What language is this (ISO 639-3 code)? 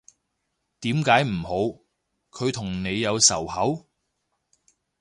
yue